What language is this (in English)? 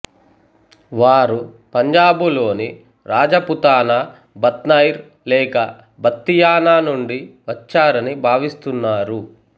Telugu